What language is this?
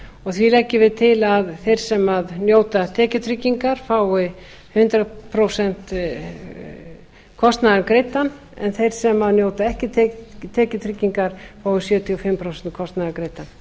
Icelandic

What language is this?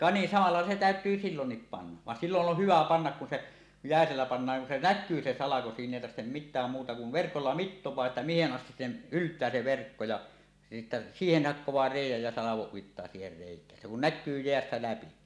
Finnish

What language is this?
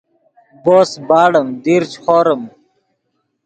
Yidgha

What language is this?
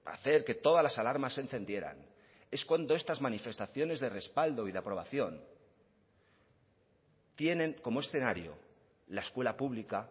Spanish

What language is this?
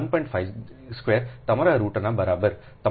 Gujarati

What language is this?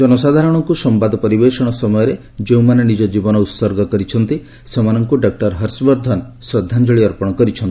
Odia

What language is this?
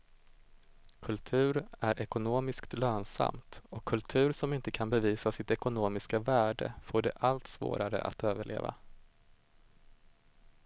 Swedish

